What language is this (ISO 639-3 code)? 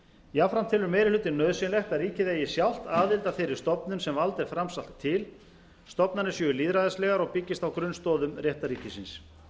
isl